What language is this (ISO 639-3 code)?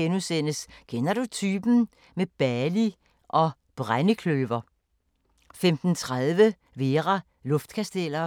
dan